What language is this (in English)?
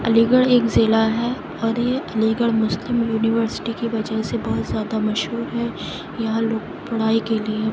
Urdu